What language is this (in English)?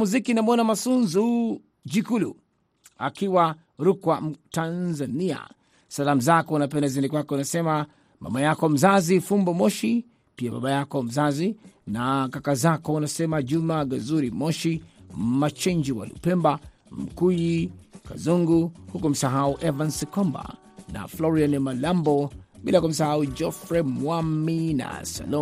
Swahili